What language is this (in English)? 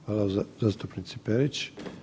Croatian